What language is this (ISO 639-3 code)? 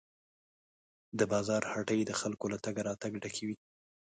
pus